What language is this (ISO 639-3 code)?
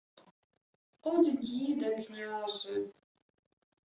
ukr